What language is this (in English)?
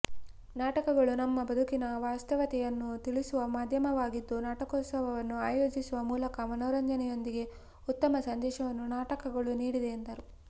Kannada